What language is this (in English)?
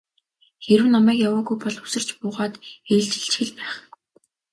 Mongolian